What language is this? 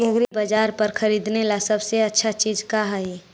Magahi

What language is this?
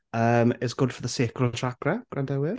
Welsh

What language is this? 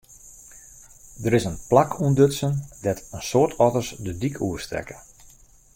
Western Frisian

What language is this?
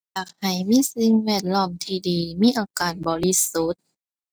Thai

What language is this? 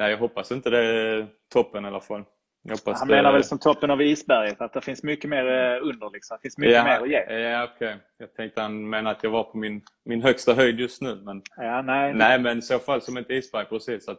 Swedish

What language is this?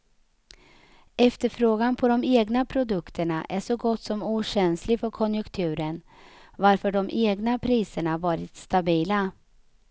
Swedish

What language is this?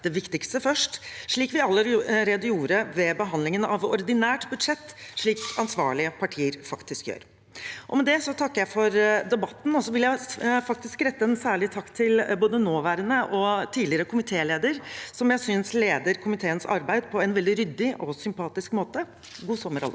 Norwegian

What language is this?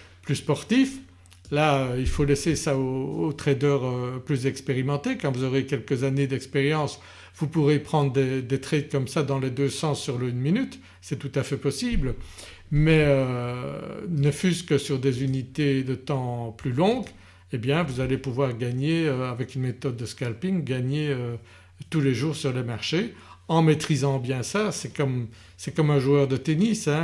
French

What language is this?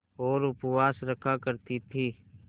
Hindi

